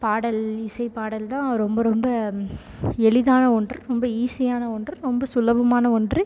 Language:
Tamil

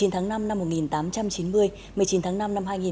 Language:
Vietnamese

